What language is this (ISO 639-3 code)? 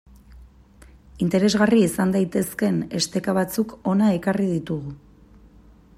eus